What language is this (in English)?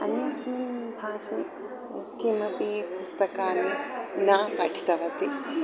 Sanskrit